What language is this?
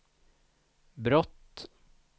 Swedish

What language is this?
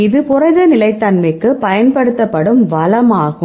Tamil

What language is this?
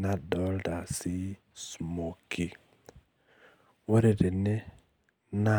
Masai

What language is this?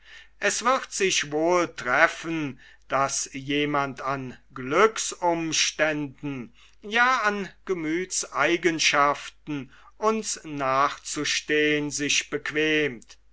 German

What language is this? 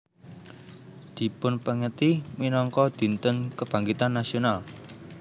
Javanese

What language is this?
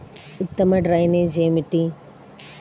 Telugu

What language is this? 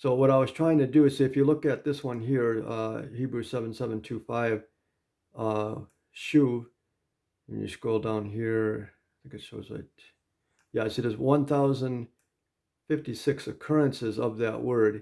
English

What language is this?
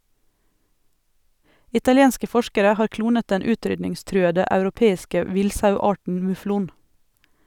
Norwegian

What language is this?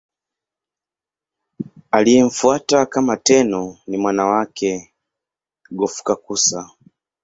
Swahili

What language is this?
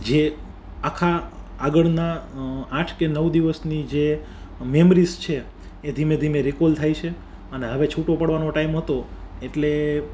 Gujarati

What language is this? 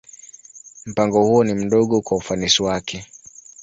Swahili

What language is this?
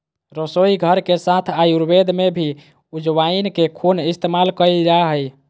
Magahi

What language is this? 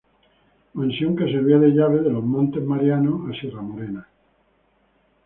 Spanish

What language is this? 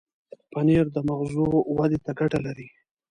Pashto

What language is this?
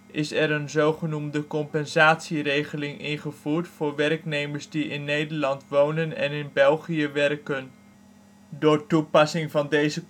Dutch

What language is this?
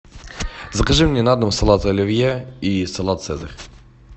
Russian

